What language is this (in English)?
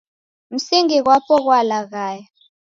Taita